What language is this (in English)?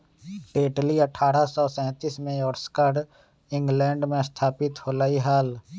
Magahi